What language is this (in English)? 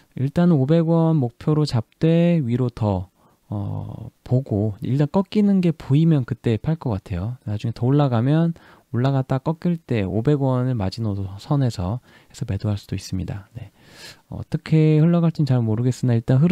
Korean